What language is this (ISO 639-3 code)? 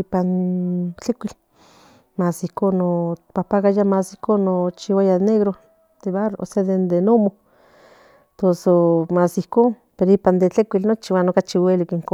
nhn